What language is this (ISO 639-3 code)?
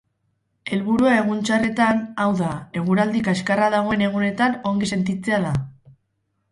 eus